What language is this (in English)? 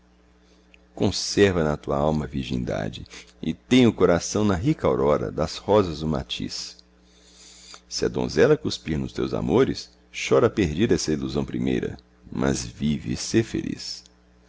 Portuguese